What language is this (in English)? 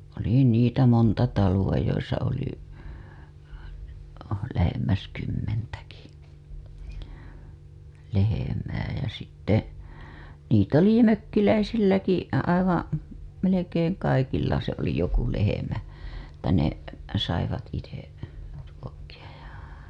Finnish